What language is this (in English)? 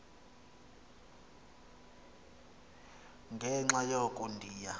Xhosa